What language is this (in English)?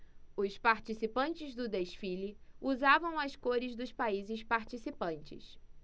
Portuguese